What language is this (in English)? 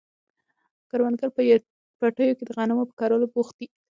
Pashto